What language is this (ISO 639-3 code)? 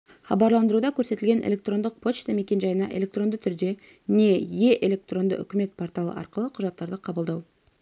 kaz